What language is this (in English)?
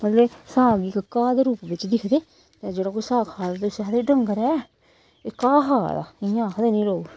Dogri